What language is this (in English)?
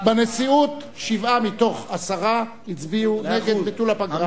Hebrew